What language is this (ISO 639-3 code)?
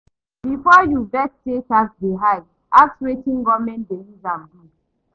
pcm